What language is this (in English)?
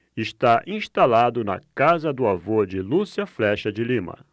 Portuguese